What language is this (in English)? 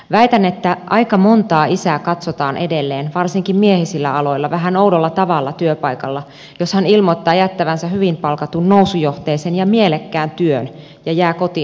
Finnish